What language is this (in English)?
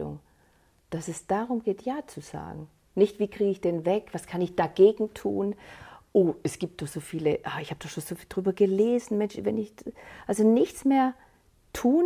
German